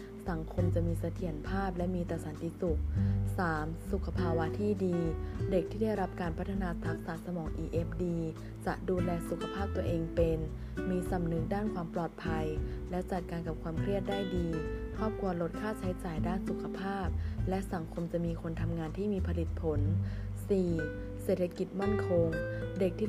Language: Thai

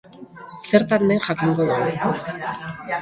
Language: Basque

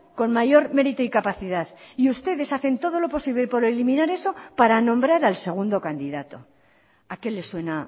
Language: Spanish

